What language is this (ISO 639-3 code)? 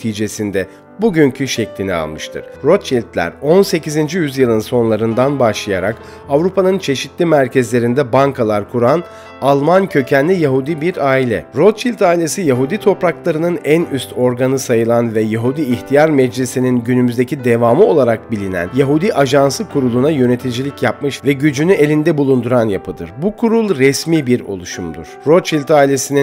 tur